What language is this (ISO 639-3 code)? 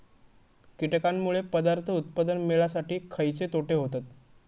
mar